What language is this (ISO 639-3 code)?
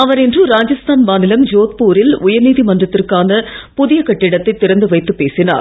tam